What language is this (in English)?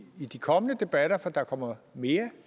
Danish